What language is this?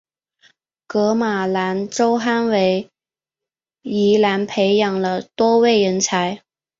Chinese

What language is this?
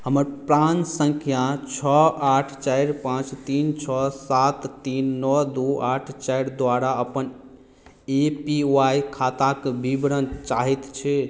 Maithili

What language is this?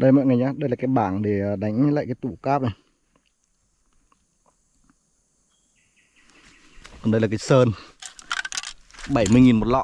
Vietnamese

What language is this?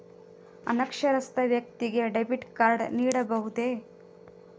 Kannada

